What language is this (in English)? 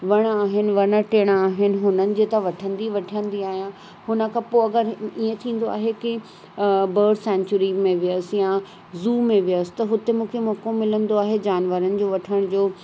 Sindhi